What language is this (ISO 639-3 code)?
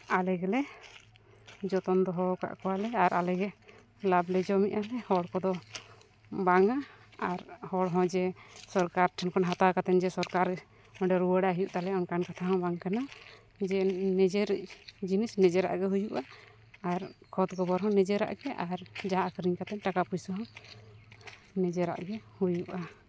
sat